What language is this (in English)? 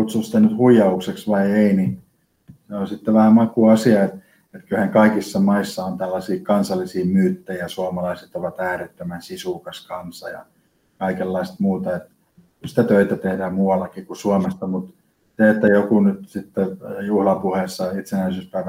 Finnish